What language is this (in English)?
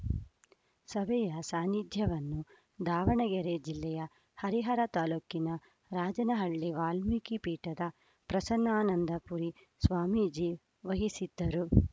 Kannada